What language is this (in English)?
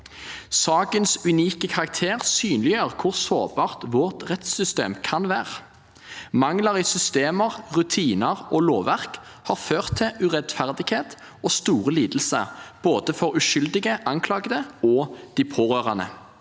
Norwegian